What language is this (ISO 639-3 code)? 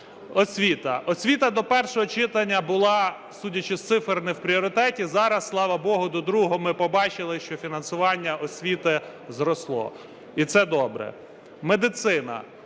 ukr